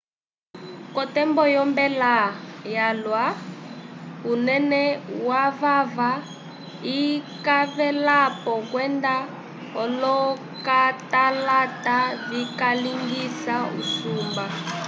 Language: Umbundu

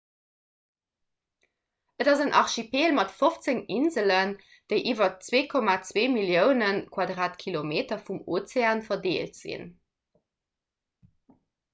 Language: Luxembourgish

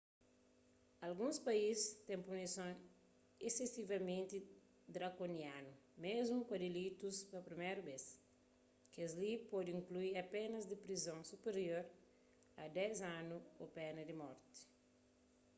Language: Kabuverdianu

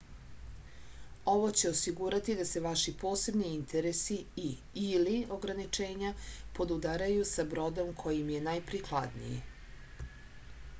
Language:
Serbian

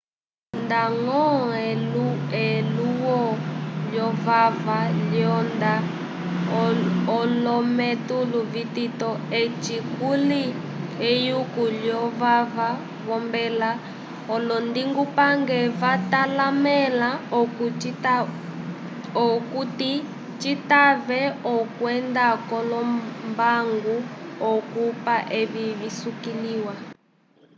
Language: Umbundu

